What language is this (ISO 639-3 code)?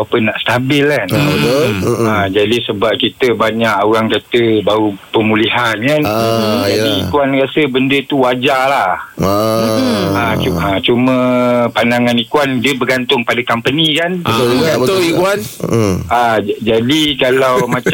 msa